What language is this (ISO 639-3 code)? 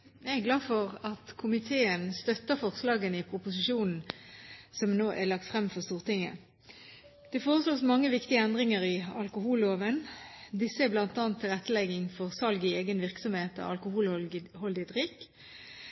nob